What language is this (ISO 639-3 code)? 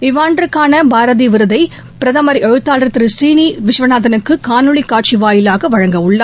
tam